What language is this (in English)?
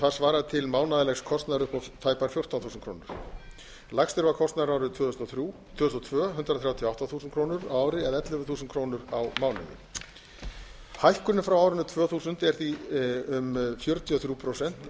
Icelandic